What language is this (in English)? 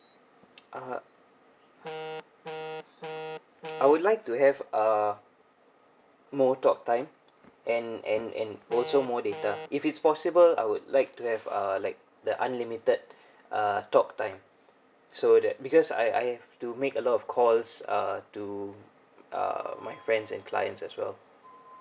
English